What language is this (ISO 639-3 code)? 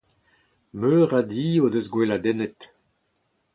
bre